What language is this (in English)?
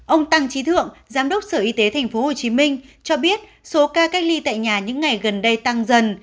Vietnamese